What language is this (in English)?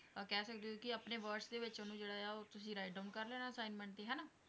Punjabi